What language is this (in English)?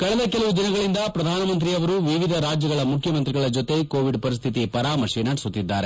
Kannada